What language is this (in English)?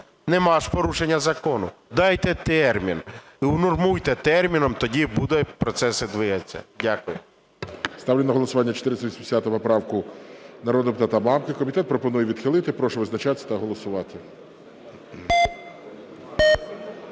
Ukrainian